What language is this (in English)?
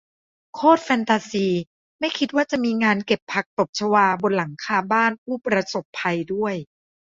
Thai